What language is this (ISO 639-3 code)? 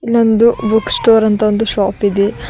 kan